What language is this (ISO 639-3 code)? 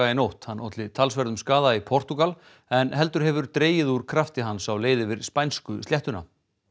isl